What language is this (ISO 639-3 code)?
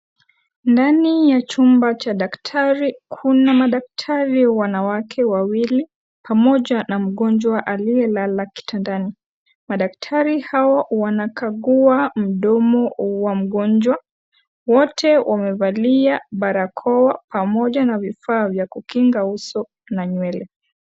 swa